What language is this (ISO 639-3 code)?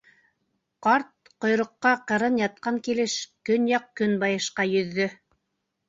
bak